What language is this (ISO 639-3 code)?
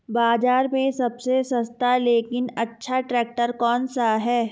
hin